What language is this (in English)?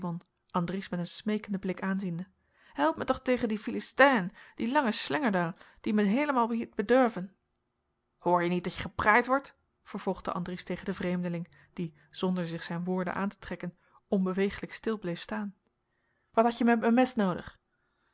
Dutch